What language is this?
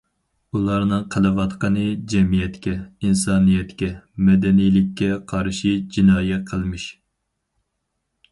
Uyghur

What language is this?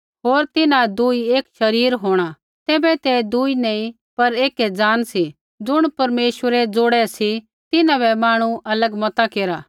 Kullu Pahari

